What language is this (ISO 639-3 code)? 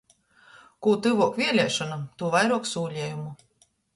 ltg